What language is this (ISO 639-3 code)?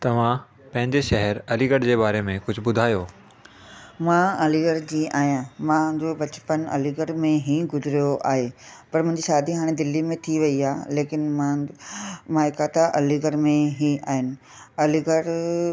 snd